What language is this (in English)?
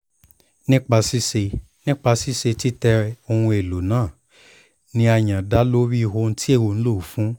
Yoruba